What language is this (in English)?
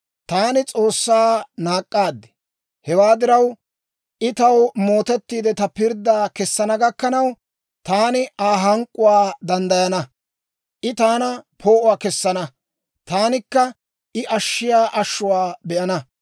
Dawro